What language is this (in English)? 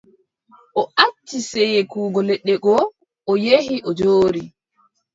Adamawa Fulfulde